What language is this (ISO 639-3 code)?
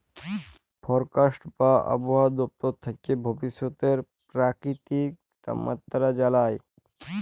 ben